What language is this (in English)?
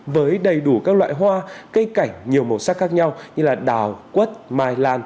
Vietnamese